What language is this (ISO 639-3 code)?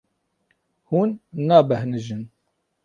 kur